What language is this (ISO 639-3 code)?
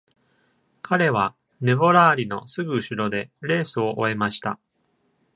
jpn